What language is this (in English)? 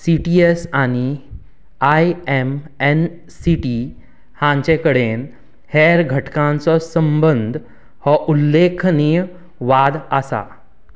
Konkani